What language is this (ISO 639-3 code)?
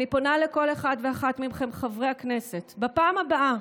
heb